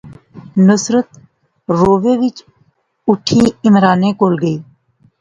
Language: Pahari-Potwari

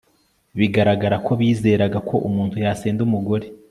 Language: Kinyarwanda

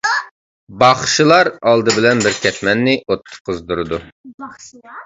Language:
Uyghur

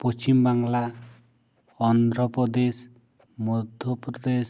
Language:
Santali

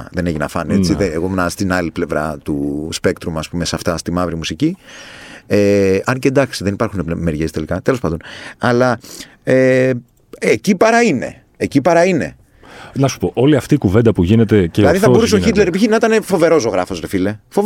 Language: Greek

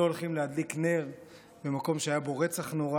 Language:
Hebrew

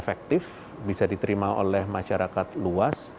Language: Indonesian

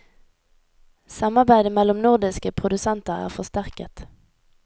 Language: Norwegian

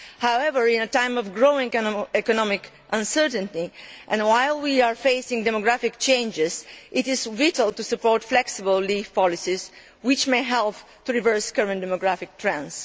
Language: English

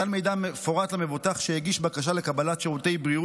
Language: Hebrew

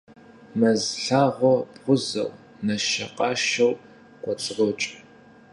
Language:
Kabardian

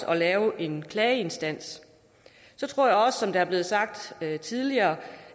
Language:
Danish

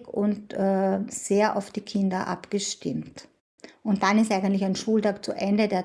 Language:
German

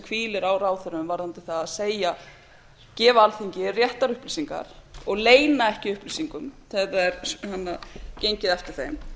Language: Icelandic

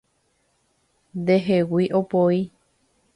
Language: Guarani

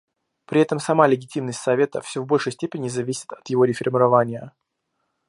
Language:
Russian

